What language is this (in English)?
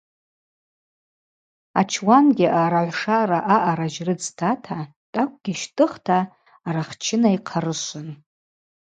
Abaza